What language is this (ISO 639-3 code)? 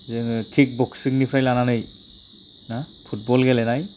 brx